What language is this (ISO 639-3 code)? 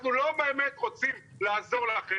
heb